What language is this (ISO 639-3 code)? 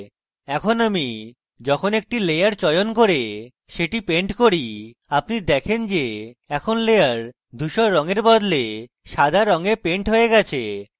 ben